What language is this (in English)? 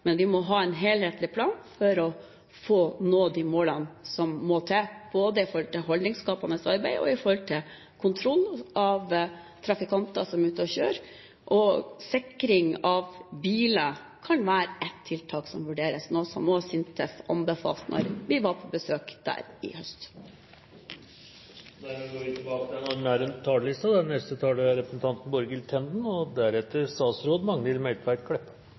Norwegian